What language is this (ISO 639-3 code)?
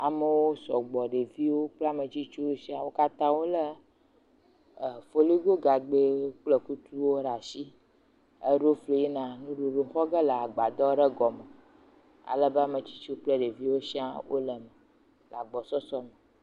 ewe